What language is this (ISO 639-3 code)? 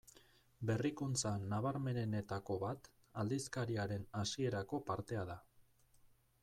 eus